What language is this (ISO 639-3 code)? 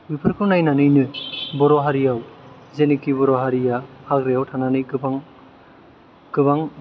brx